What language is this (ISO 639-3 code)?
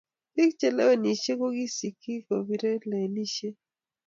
kln